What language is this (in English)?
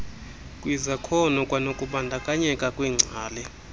Xhosa